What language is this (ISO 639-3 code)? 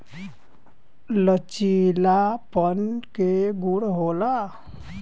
bho